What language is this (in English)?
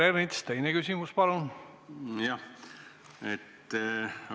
Estonian